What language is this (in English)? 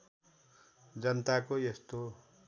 Nepali